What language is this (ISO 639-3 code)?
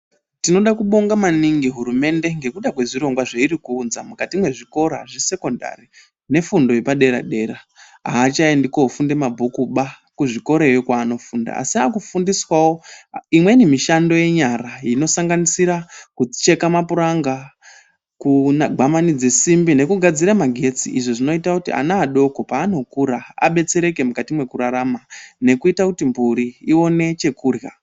ndc